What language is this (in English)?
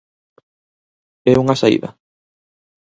Galician